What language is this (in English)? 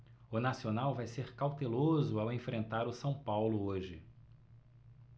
Portuguese